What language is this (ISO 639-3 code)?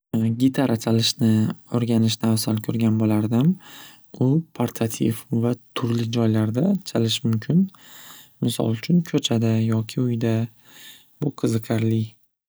uzb